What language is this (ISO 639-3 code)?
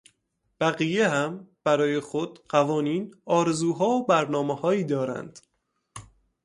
fas